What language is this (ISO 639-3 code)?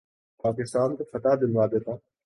urd